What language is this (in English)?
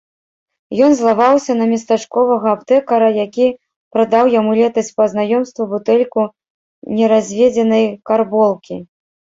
Belarusian